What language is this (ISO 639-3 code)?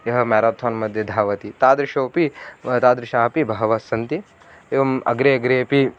san